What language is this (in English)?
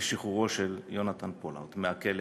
Hebrew